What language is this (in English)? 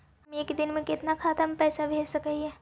Magahi